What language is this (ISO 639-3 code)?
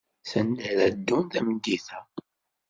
kab